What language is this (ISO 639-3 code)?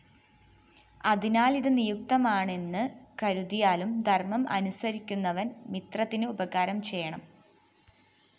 mal